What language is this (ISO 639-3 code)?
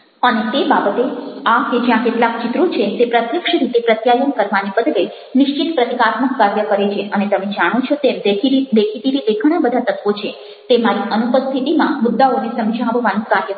guj